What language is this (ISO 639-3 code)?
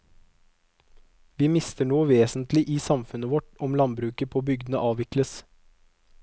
nor